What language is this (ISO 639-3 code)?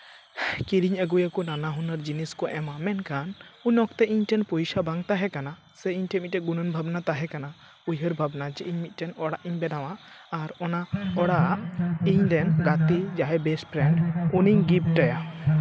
sat